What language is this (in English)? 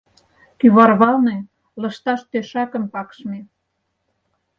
Mari